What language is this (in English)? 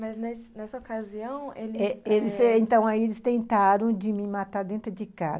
Portuguese